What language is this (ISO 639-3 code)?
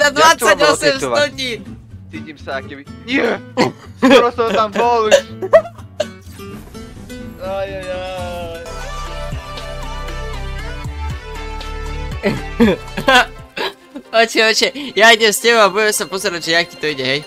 pol